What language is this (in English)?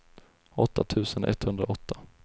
Swedish